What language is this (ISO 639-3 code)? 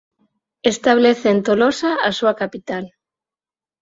glg